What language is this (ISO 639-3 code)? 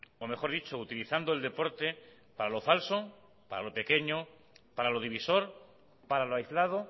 spa